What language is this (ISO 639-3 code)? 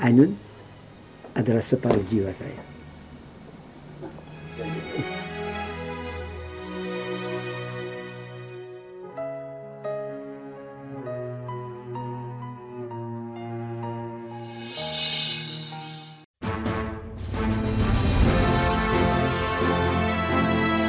ind